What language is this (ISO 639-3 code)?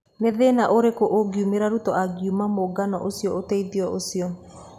kik